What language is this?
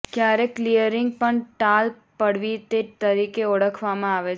Gujarati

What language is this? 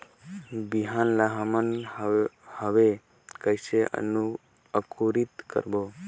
Chhattisgarhi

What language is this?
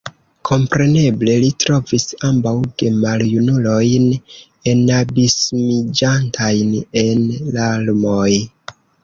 Esperanto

